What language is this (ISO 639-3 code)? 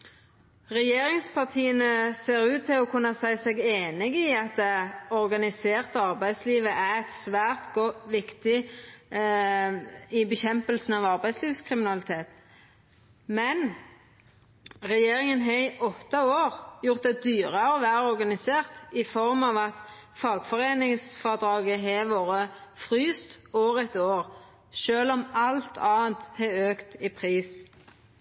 nno